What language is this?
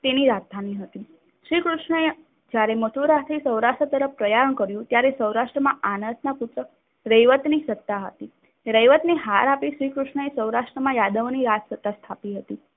Gujarati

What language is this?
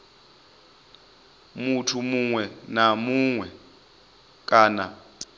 Venda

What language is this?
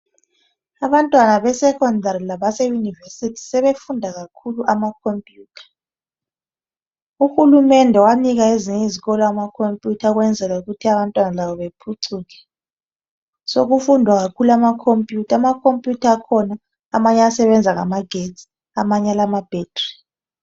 North Ndebele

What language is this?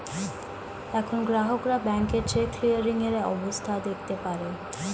Bangla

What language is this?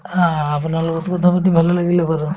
Assamese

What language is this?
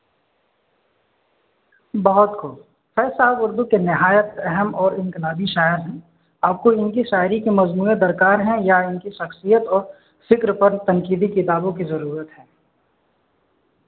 Urdu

